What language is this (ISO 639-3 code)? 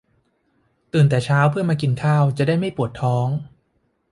tha